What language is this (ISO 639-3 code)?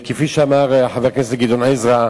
heb